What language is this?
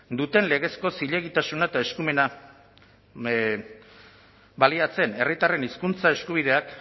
Basque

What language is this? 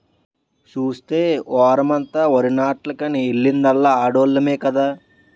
Telugu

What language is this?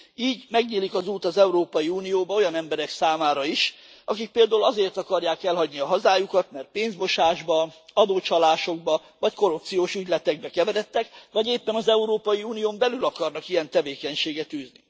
Hungarian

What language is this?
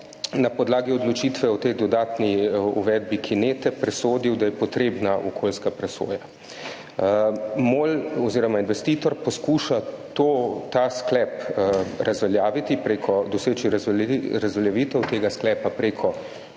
Slovenian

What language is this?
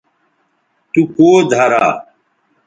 Bateri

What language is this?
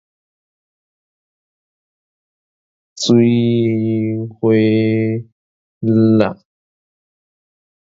Min Nan Chinese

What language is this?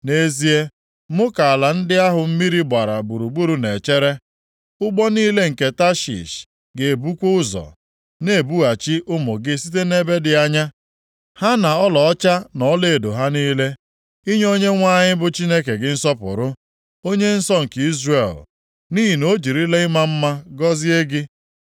Igbo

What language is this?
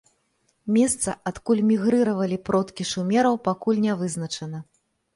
Belarusian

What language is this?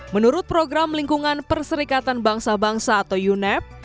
Indonesian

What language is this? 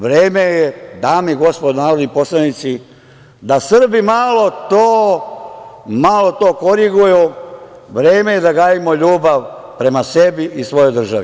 Serbian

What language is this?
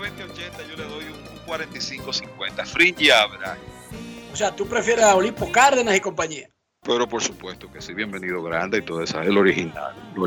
Spanish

